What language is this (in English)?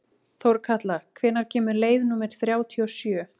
Icelandic